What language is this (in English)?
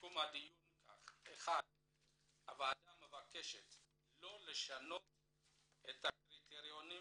Hebrew